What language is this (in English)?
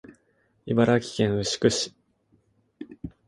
Japanese